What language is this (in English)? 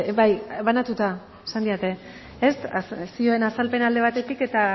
Basque